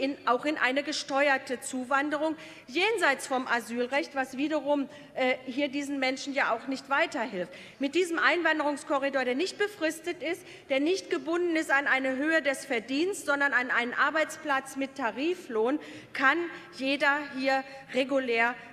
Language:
German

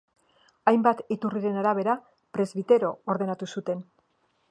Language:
Basque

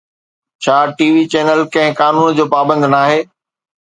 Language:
Sindhi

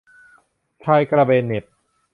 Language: Thai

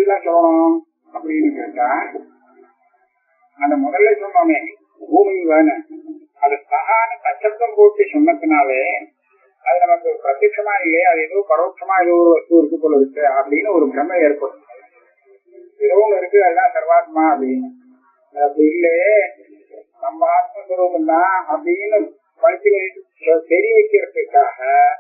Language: Tamil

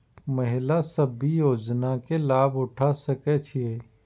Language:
Maithili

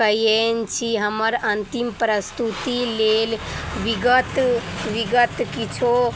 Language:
Maithili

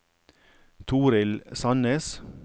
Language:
Norwegian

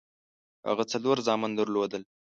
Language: Pashto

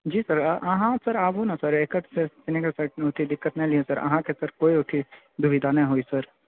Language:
Maithili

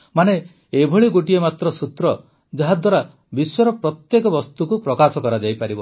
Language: Odia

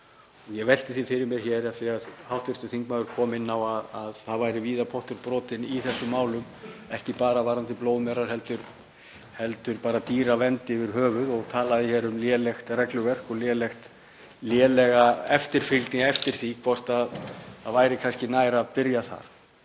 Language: Icelandic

